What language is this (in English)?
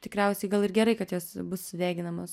Lithuanian